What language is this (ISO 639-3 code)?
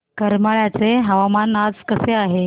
mar